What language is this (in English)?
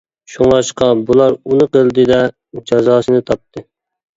Uyghur